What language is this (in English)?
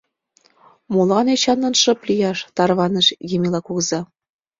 Mari